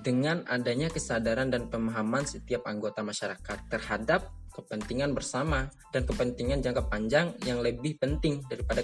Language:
Indonesian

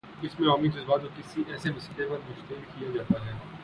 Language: Urdu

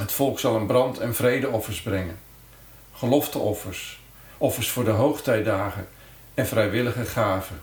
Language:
Dutch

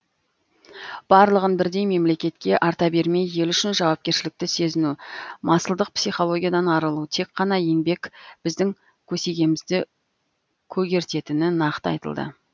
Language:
Kazakh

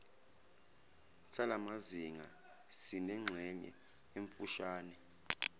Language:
Zulu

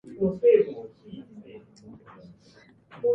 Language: Japanese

